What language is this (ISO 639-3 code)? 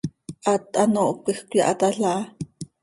sei